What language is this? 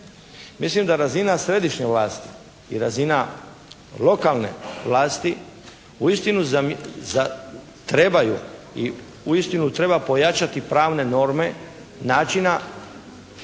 Croatian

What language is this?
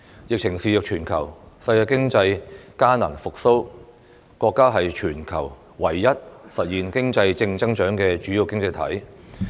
Cantonese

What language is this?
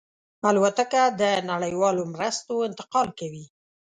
Pashto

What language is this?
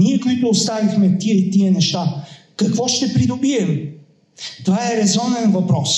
Bulgarian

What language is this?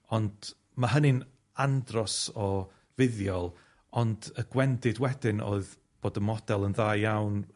Welsh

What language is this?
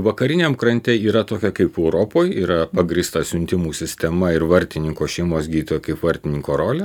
Lithuanian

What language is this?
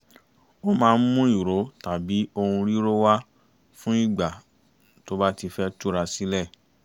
Yoruba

